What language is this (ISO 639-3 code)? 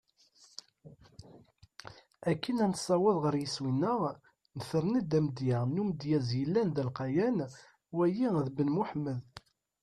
kab